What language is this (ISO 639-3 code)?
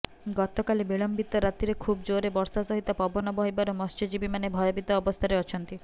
ori